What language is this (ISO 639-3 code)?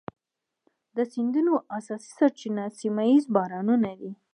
pus